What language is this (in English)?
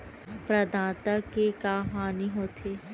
Chhattisgarhi